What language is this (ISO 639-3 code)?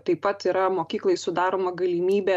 lit